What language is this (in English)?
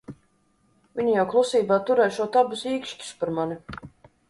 Latvian